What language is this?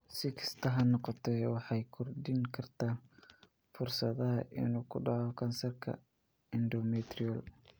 Somali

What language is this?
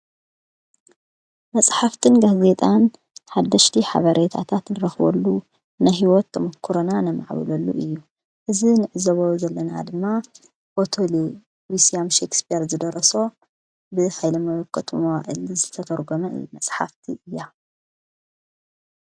Tigrinya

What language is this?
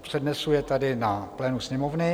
Czech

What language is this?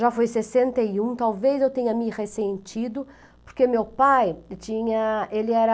Portuguese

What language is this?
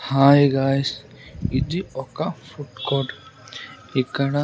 Telugu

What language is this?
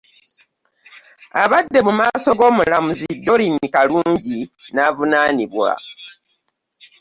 Ganda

